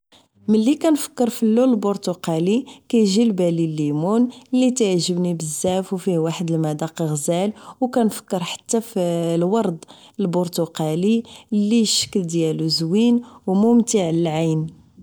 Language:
Moroccan Arabic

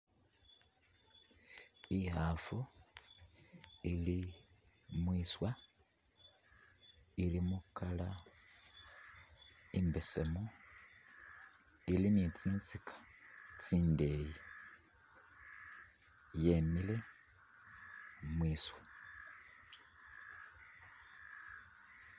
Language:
Masaaba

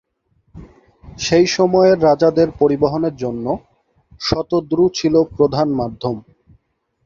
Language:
Bangla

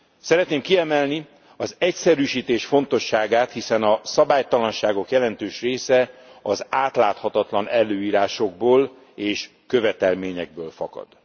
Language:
Hungarian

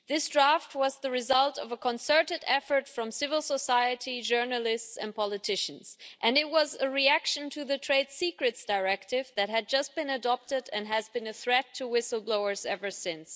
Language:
English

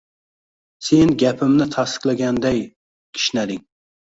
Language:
Uzbek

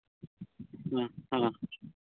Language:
Santali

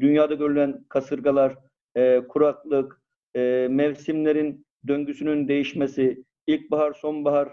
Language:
Turkish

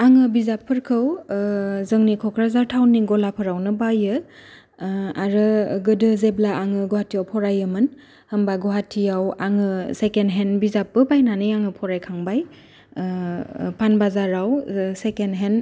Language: Bodo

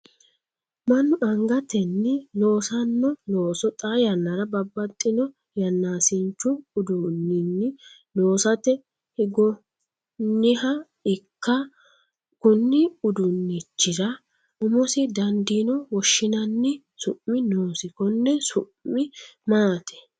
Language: Sidamo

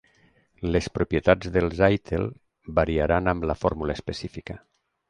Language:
Catalan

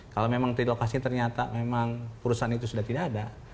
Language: Indonesian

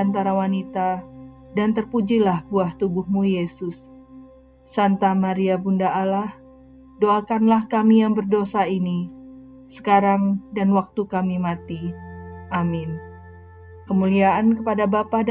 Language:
Indonesian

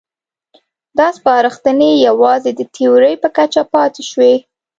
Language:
Pashto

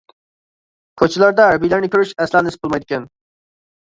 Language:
Uyghur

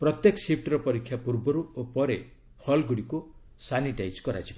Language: Odia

